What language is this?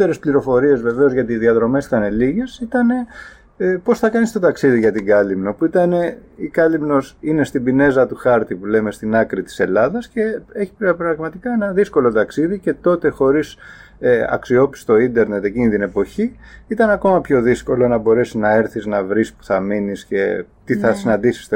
Greek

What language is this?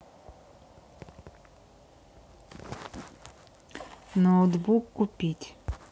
Russian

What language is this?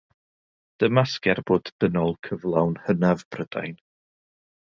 Welsh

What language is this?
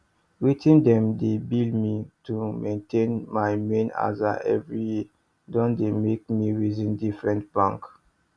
Nigerian Pidgin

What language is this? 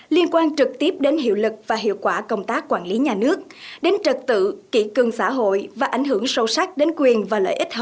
Vietnamese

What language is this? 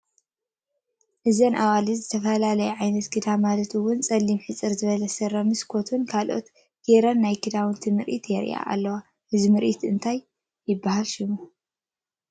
Tigrinya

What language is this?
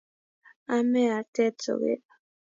Kalenjin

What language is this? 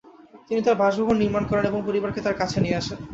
Bangla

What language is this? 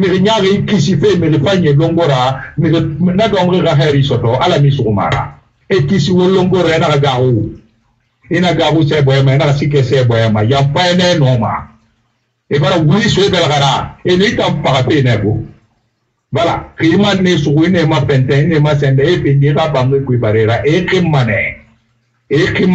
French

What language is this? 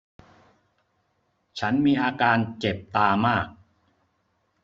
Thai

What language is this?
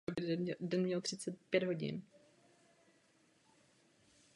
Czech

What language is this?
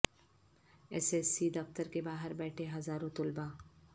Urdu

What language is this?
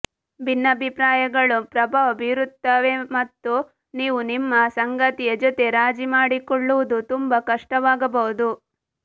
Kannada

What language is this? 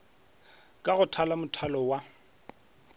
Northern Sotho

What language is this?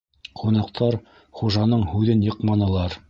Bashkir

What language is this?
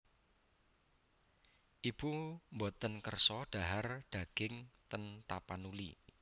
Javanese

